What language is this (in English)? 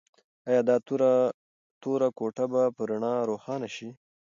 Pashto